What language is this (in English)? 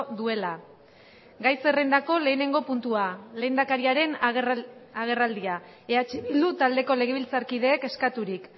Basque